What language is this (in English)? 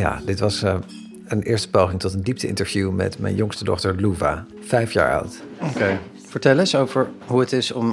Dutch